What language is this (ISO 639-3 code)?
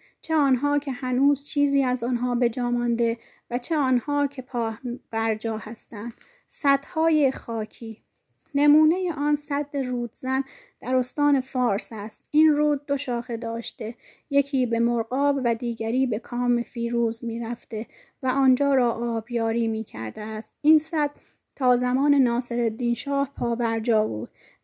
fas